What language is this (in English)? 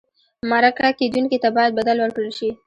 Pashto